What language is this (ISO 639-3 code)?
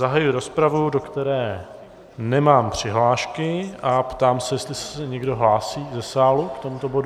ces